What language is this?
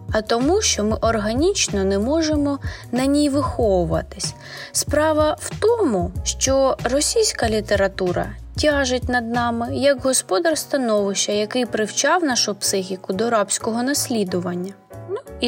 Ukrainian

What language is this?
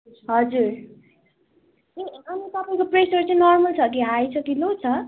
Nepali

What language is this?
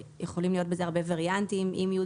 Hebrew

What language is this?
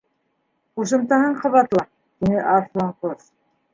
Bashkir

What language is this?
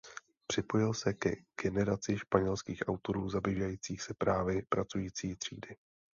Czech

